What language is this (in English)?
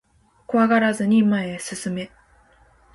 Japanese